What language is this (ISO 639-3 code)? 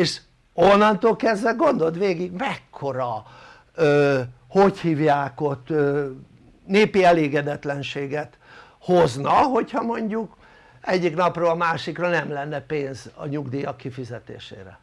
hun